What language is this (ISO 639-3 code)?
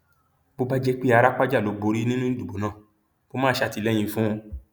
yor